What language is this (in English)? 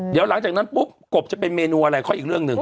Thai